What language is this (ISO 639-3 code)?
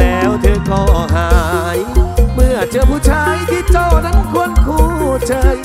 tha